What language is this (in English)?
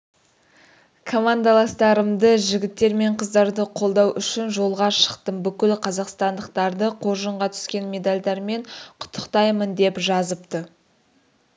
Kazakh